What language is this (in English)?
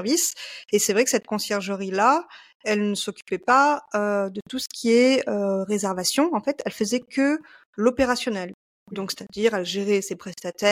French